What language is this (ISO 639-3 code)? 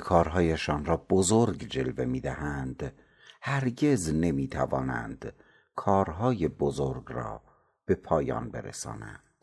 fas